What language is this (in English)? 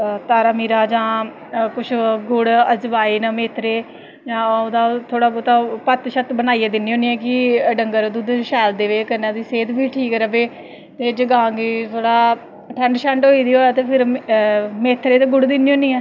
Dogri